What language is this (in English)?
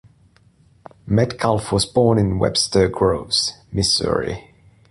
English